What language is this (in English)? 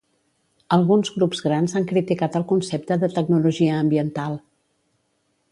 Catalan